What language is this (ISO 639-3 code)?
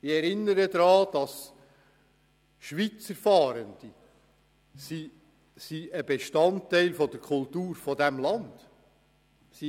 gsw